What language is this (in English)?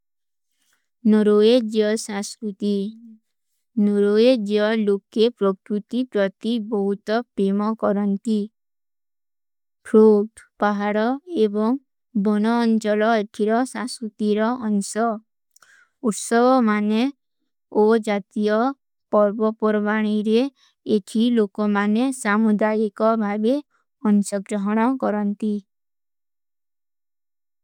Kui (India)